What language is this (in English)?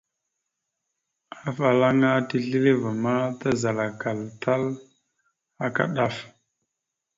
Mada (Cameroon)